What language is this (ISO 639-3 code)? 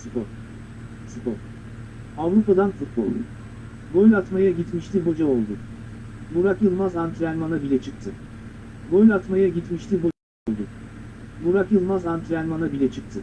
tur